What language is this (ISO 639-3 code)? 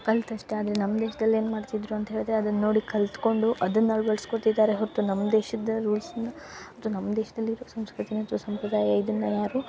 kan